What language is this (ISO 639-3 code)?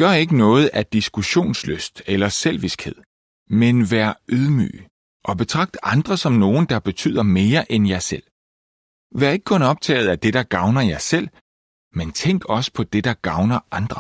dan